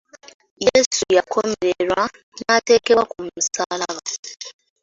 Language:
Ganda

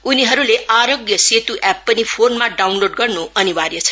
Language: Nepali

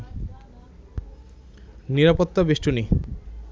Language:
Bangla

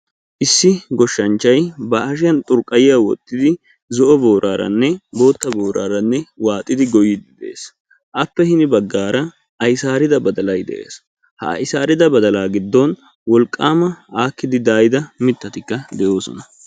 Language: Wolaytta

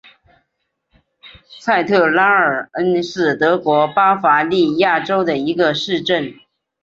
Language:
Chinese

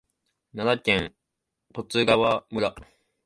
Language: Japanese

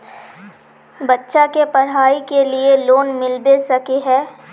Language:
Magahi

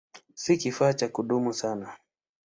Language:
Swahili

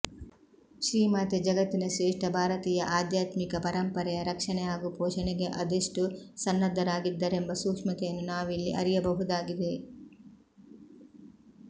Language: Kannada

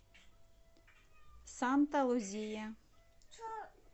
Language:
Russian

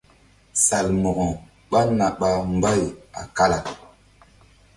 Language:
Mbum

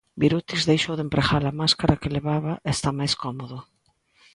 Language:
Galician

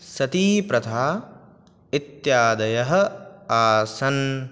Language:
Sanskrit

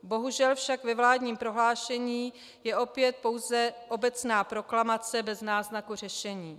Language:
Czech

